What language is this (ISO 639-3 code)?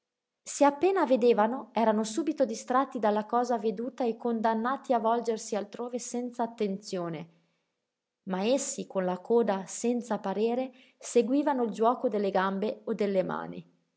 ita